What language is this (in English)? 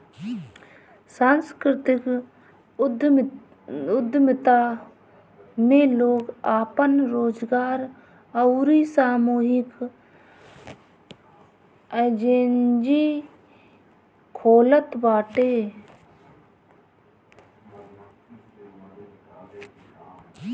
Bhojpuri